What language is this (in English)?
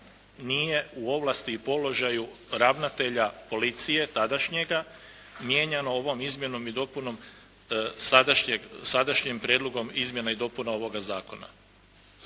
Croatian